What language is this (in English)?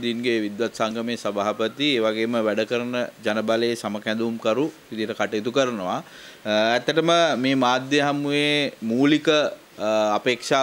Indonesian